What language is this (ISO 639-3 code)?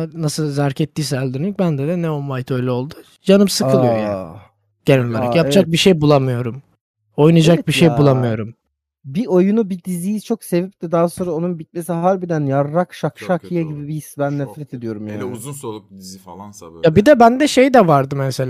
tur